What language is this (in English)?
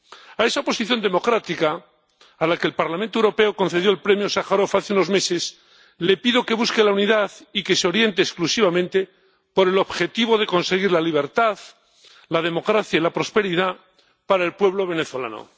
Spanish